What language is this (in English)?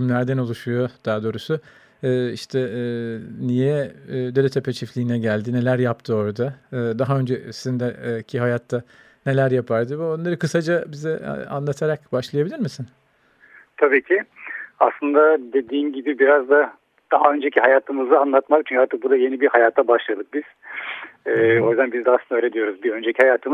Turkish